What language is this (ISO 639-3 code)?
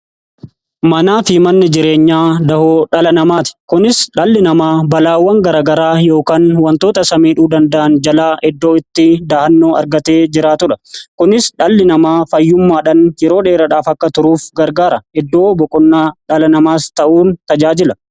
orm